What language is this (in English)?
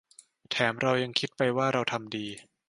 Thai